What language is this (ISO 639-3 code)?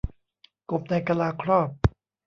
tha